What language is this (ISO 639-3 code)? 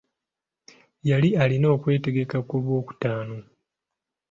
lug